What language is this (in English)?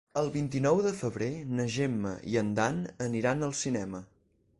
Catalan